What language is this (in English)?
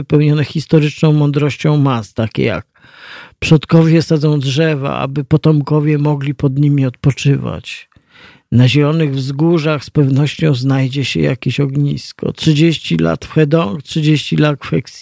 Polish